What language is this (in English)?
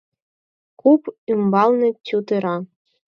Mari